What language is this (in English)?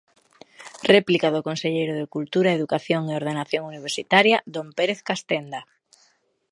Galician